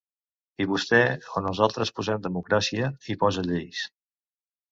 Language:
Catalan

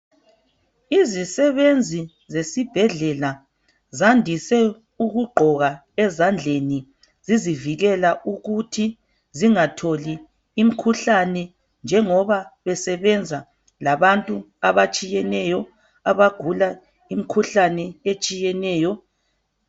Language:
North Ndebele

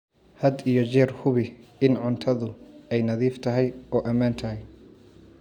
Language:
Somali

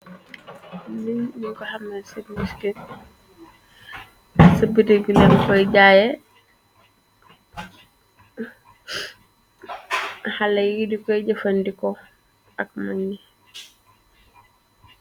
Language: Wolof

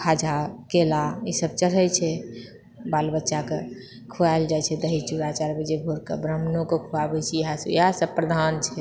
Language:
Maithili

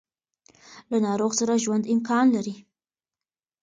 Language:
Pashto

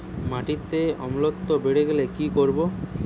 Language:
Bangla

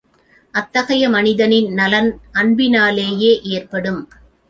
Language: Tamil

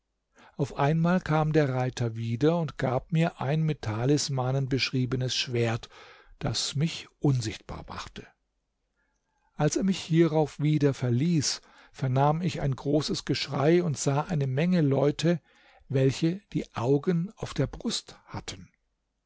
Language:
German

